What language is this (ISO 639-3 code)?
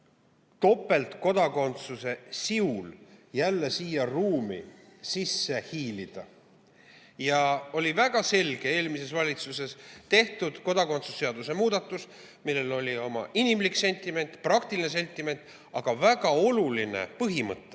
est